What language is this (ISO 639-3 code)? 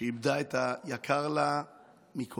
heb